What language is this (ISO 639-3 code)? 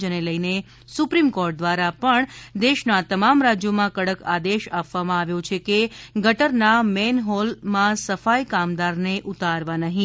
guj